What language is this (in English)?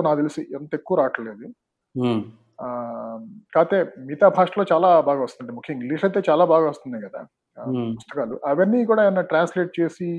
Telugu